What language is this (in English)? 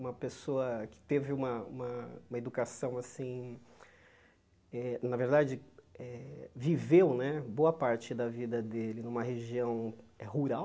Portuguese